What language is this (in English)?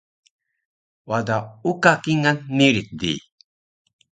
Taroko